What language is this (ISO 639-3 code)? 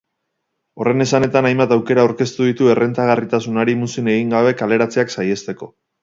eus